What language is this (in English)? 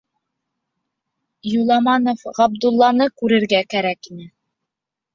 Bashkir